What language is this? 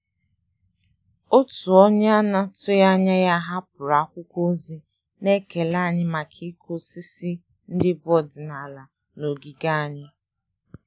Igbo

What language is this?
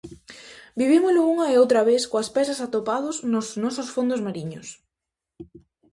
Galician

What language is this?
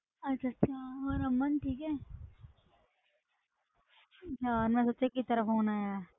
Punjabi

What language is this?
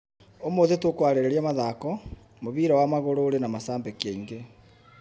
Kikuyu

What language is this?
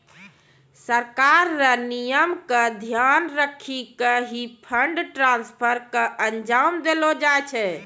Maithili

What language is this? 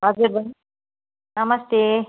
Nepali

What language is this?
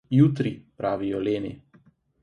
Slovenian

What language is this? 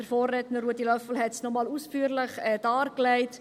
Swiss German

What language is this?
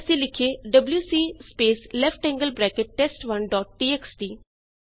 Punjabi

